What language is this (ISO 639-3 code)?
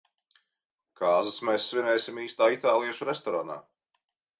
lav